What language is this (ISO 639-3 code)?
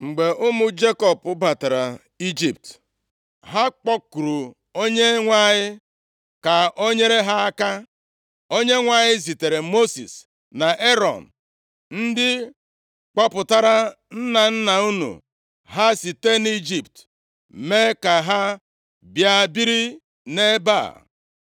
ibo